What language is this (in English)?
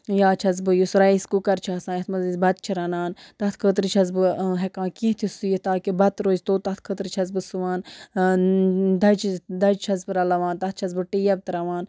Kashmiri